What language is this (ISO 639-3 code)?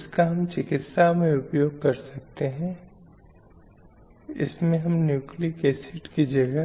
hin